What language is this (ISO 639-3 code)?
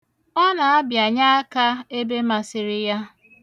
ibo